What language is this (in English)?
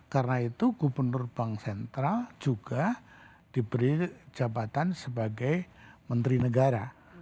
Indonesian